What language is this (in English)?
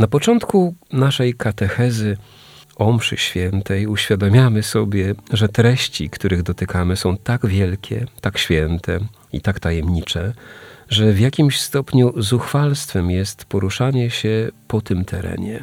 Polish